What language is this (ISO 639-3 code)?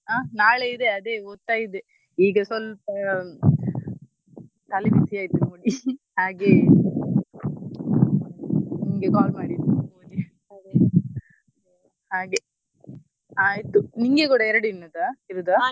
kan